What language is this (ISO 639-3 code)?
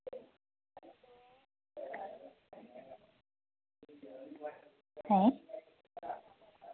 sat